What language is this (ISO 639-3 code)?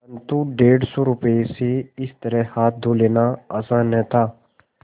hin